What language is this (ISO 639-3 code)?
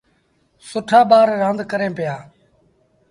sbn